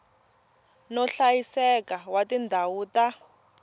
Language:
Tsonga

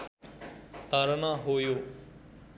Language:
Nepali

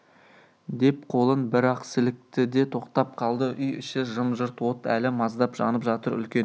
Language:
Kazakh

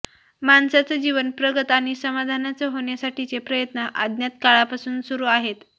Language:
Marathi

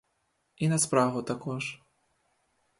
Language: Ukrainian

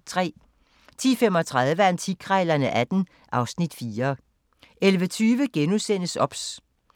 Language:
Danish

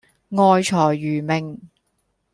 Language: Cantonese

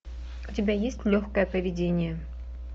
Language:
Russian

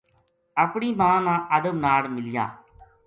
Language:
Gujari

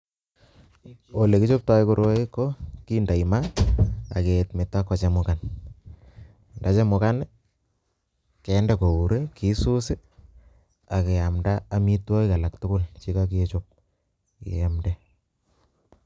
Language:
Kalenjin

